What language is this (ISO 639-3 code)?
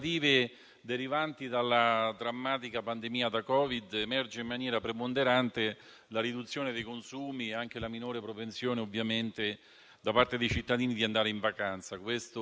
ita